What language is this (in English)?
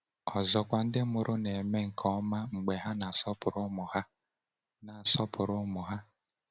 Igbo